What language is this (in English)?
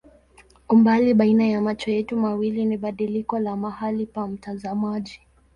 Swahili